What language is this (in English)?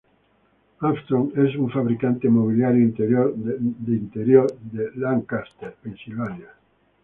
Spanish